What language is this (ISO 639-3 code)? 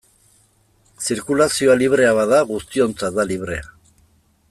eus